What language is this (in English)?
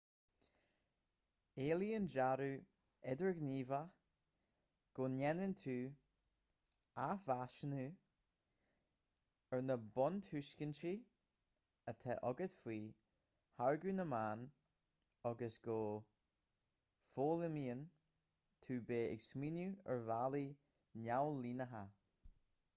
Irish